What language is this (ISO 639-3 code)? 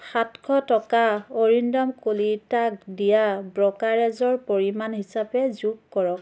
asm